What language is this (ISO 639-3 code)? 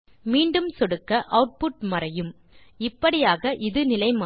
tam